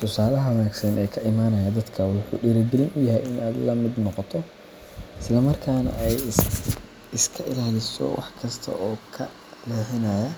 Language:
Somali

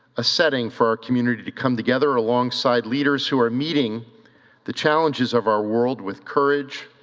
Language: English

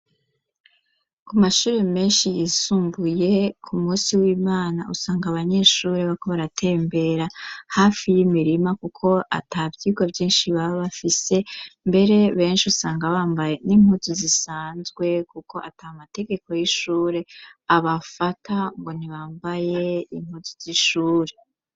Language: Rundi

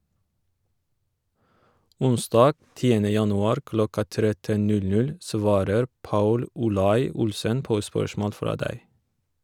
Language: Norwegian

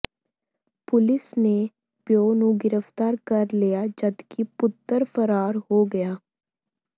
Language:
Punjabi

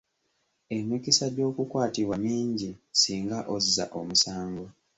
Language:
Ganda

